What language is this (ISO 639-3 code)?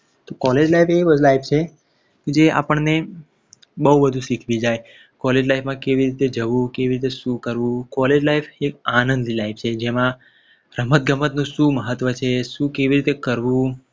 guj